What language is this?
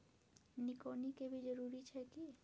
Maithili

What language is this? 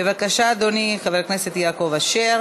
Hebrew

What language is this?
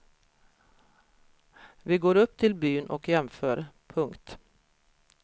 Swedish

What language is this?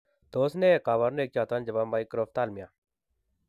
Kalenjin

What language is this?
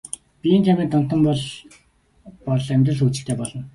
Mongolian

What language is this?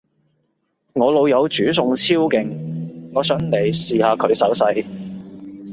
Cantonese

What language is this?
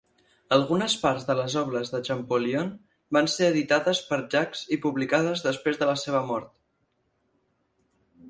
Catalan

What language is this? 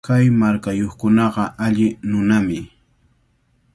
Cajatambo North Lima Quechua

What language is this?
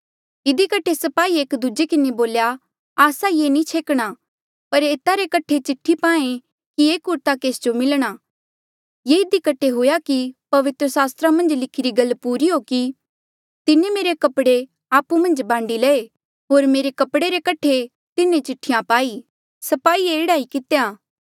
Mandeali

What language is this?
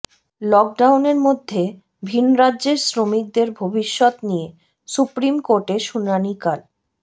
Bangla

